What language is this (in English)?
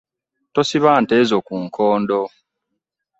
Ganda